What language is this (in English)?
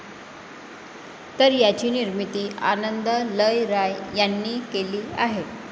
Marathi